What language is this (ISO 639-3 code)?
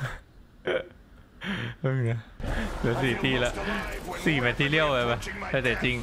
tha